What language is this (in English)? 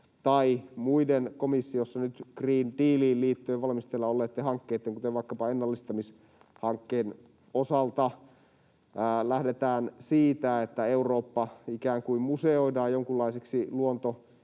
Finnish